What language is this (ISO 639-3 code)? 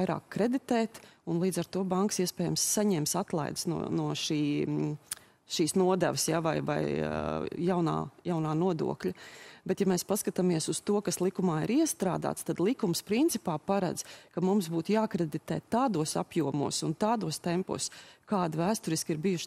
lav